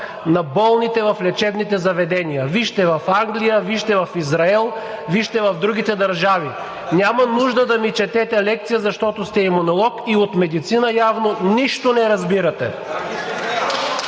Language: Bulgarian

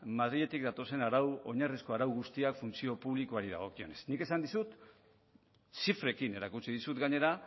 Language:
Basque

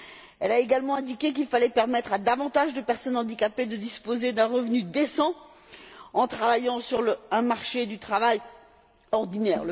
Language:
French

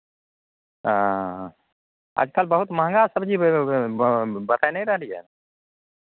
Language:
Maithili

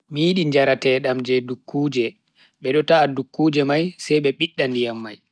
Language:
Bagirmi Fulfulde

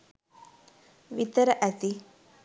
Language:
Sinhala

